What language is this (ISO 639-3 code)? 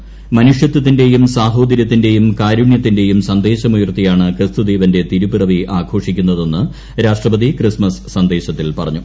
mal